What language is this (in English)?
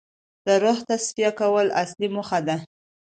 Pashto